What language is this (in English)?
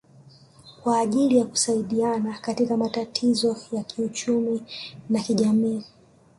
Swahili